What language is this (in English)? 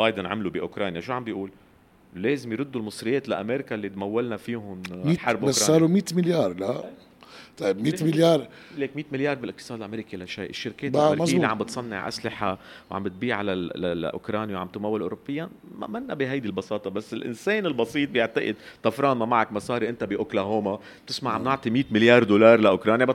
Arabic